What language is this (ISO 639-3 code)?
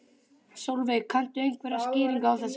isl